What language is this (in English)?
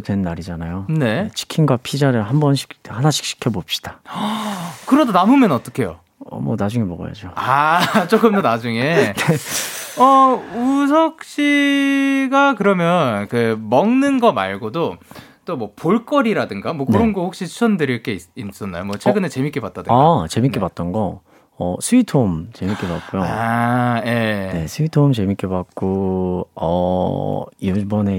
Korean